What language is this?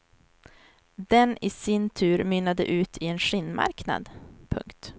Swedish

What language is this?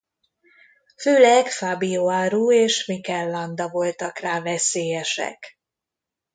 Hungarian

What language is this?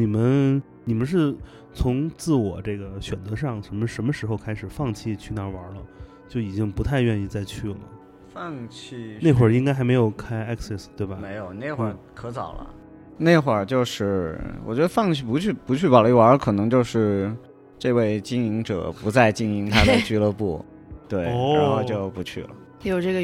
Chinese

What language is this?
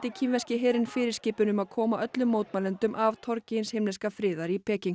Icelandic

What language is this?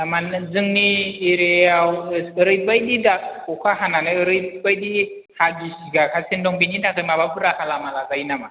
Bodo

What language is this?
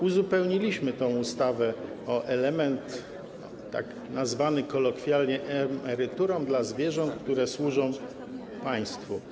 Polish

